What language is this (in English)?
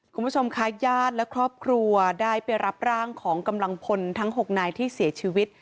Thai